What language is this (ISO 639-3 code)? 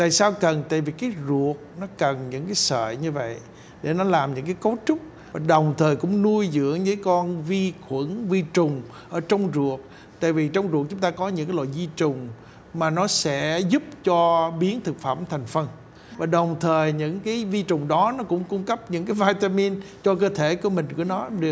vie